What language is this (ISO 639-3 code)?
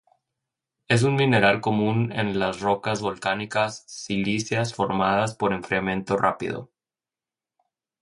spa